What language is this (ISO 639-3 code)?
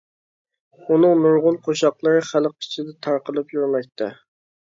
uig